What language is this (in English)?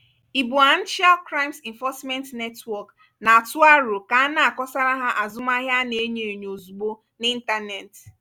Igbo